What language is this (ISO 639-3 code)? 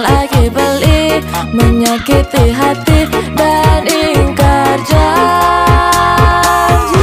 ind